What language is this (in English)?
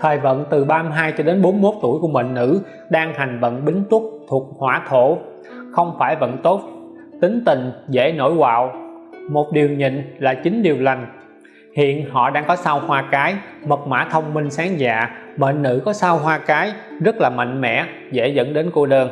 Vietnamese